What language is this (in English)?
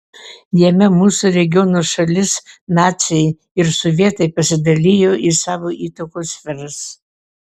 Lithuanian